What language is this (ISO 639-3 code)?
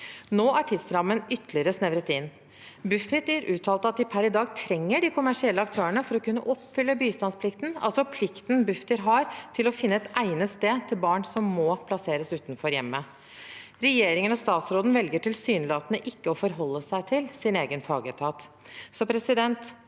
nor